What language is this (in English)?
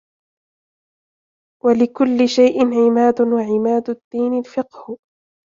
Arabic